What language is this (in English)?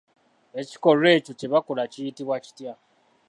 Ganda